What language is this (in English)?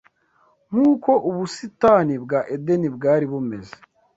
Kinyarwanda